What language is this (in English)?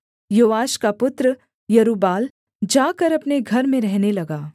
Hindi